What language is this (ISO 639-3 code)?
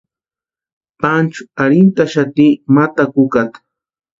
pua